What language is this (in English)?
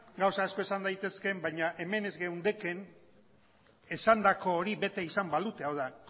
Basque